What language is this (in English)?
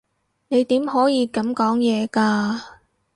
Cantonese